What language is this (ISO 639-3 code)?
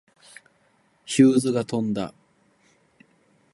jpn